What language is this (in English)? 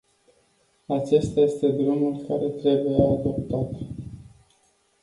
Romanian